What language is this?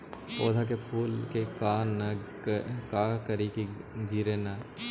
Magahi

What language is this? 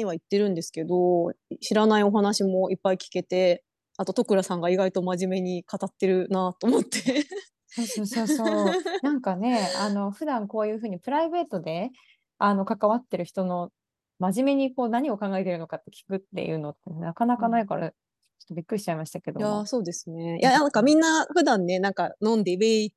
Japanese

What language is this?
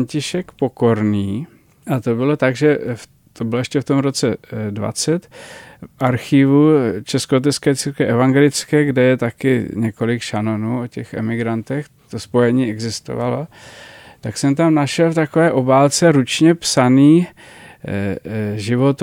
Czech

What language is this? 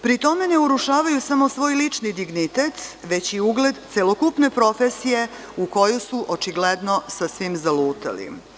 Serbian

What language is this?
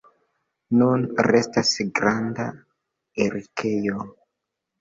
Esperanto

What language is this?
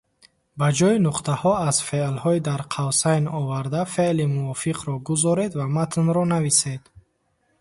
Tajik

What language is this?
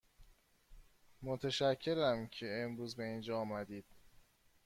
Persian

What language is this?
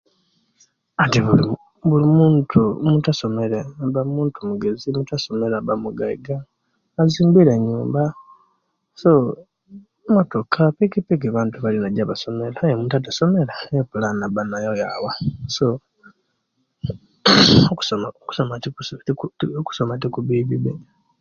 Kenyi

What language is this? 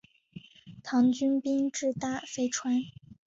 Chinese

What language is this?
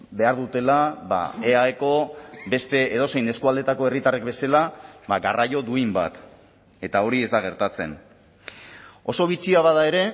Basque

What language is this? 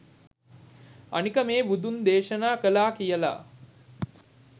Sinhala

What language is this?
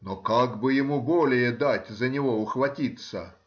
Russian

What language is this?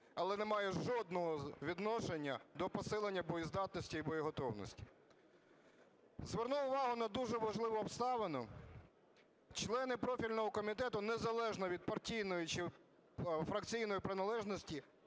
Ukrainian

